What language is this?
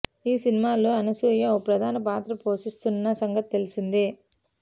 Telugu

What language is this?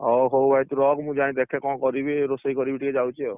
Odia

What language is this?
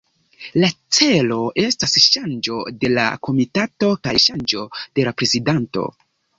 Esperanto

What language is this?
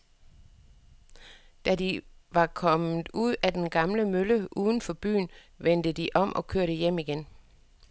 Danish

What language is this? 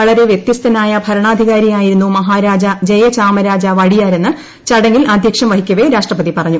Malayalam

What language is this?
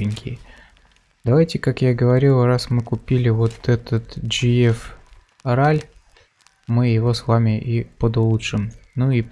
Russian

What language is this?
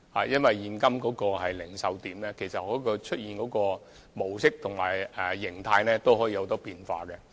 Cantonese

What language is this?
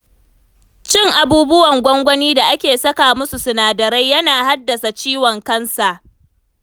Hausa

